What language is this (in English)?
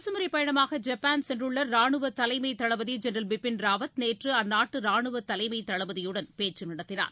Tamil